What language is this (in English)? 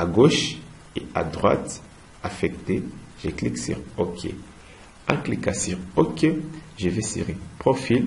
French